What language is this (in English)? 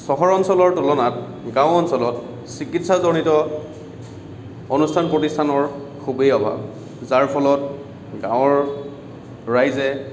Assamese